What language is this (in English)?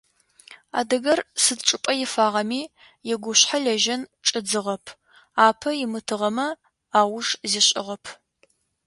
Adyghe